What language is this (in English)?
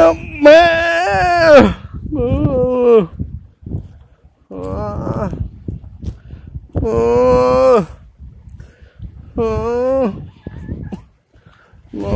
Thai